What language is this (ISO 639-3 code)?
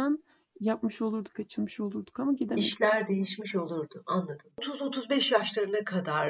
tur